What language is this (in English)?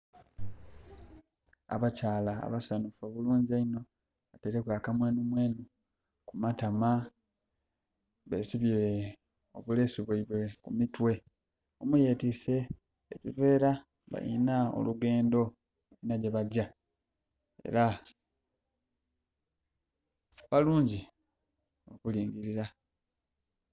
Soga